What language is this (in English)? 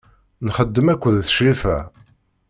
Kabyle